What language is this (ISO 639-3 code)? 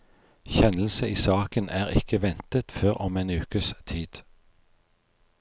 nor